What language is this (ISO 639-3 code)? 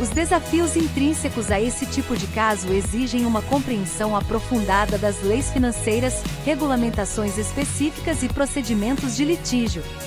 por